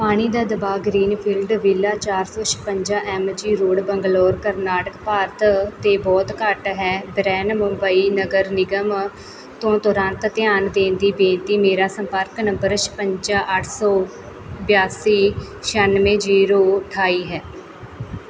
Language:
Punjabi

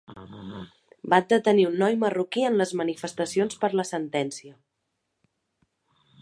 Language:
Catalan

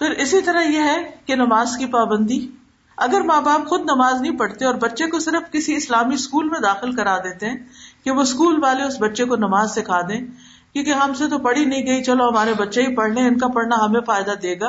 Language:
Urdu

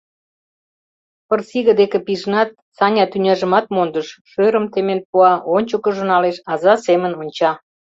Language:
Mari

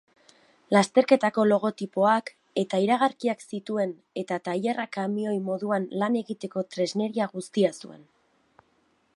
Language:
Basque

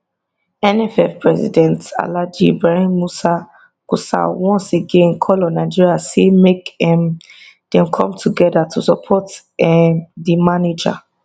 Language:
Nigerian Pidgin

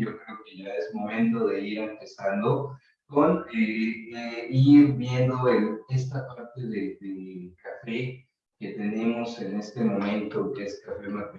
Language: Spanish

